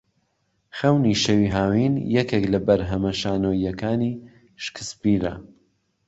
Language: Central Kurdish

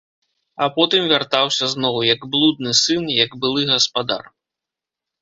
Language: Belarusian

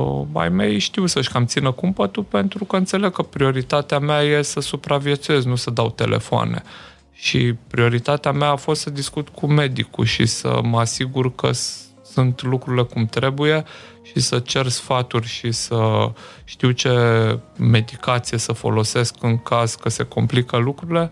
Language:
Romanian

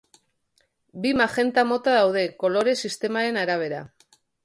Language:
Basque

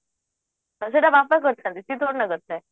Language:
Odia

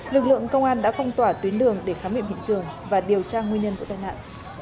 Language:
Vietnamese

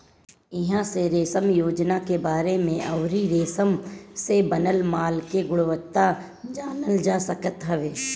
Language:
Bhojpuri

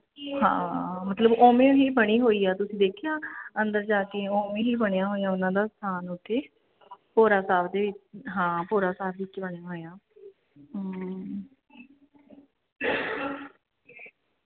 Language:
Punjabi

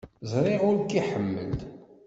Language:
Kabyle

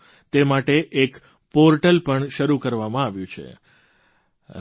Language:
Gujarati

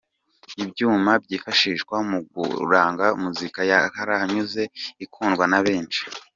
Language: Kinyarwanda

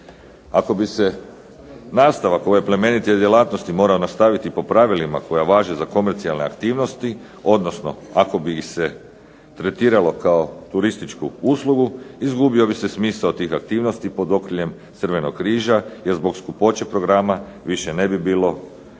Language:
Croatian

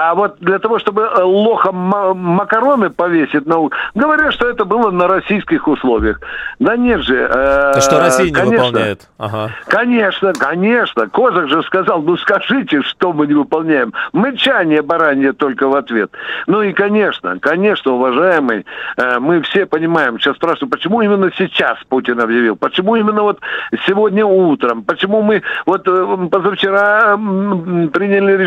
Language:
Russian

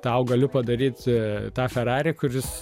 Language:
Lithuanian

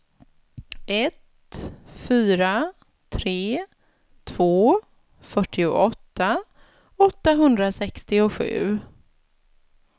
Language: Swedish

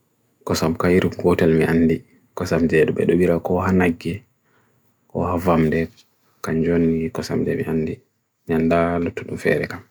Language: Bagirmi Fulfulde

